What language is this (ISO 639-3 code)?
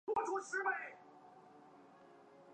zho